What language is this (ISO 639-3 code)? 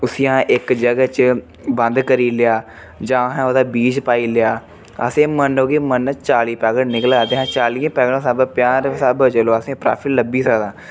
doi